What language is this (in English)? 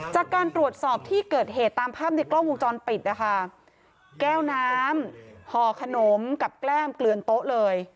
Thai